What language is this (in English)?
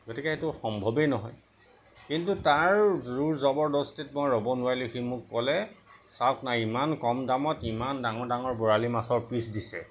Assamese